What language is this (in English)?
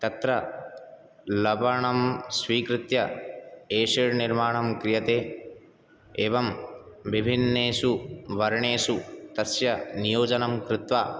Sanskrit